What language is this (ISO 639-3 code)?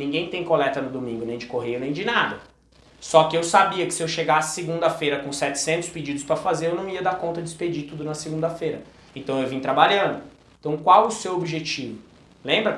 por